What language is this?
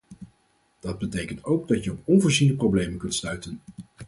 Dutch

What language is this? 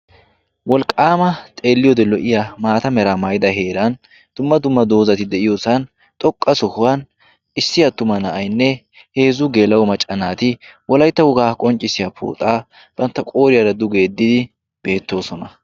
Wolaytta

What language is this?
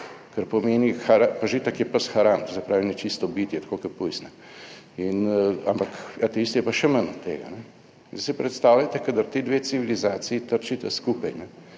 Slovenian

